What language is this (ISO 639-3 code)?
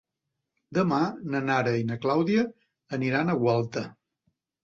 cat